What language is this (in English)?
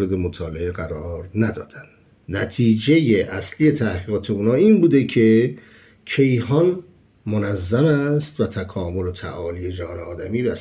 Persian